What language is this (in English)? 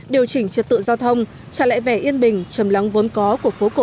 Vietnamese